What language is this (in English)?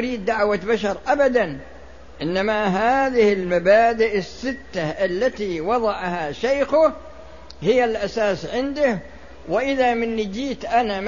Arabic